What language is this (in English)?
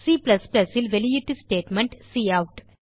Tamil